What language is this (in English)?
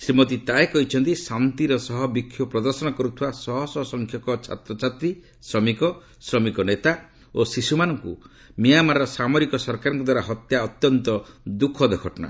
Odia